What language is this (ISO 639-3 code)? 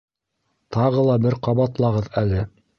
bak